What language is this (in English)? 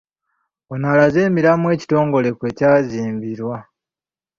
Ganda